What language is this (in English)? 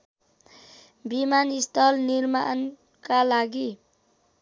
Nepali